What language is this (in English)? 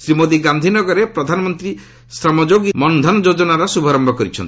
Odia